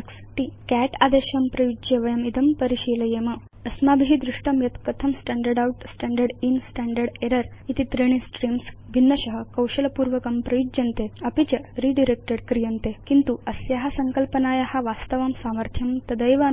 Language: Sanskrit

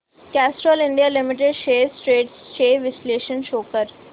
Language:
Marathi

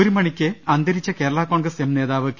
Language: Malayalam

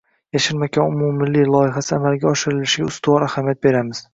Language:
Uzbek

